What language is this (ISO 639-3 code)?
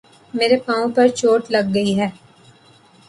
urd